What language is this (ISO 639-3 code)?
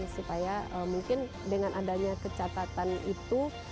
ind